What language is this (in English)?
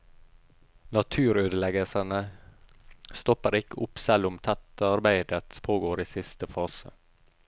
Norwegian